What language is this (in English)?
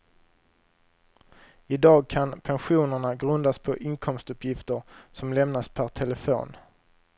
Swedish